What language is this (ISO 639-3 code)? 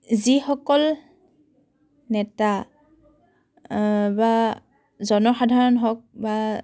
asm